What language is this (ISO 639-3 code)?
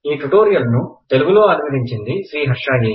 tel